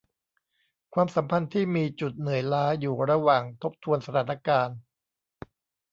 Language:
Thai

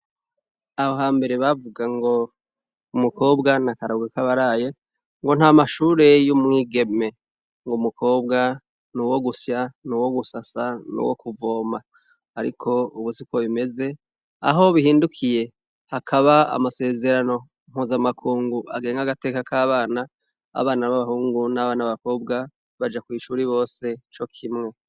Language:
Rundi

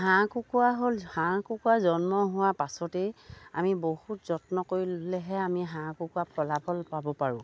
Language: Assamese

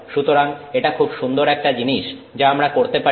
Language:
Bangla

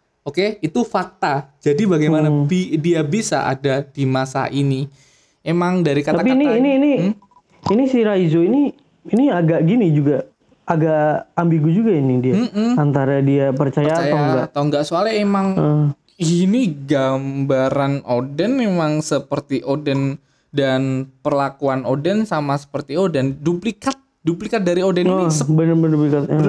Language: Indonesian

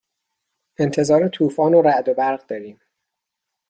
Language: Persian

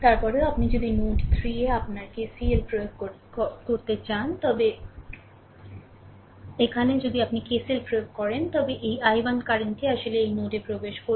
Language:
Bangla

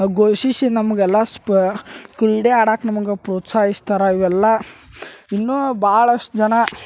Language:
Kannada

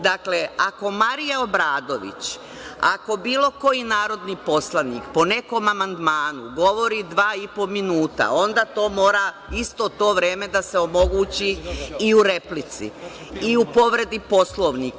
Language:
Serbian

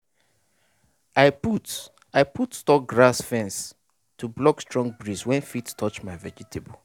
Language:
Nigerian Pidgin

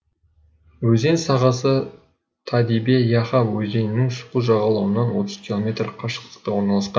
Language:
Kazakh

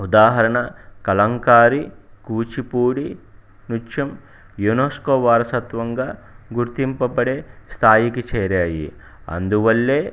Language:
Telugu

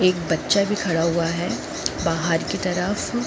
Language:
Hindi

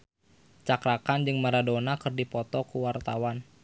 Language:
Sundanese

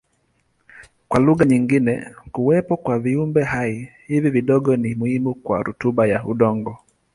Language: Swahili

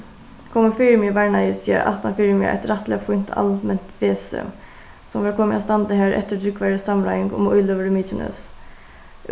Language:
Faroese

